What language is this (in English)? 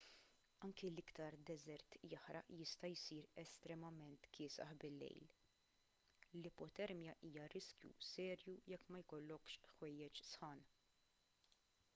Maltese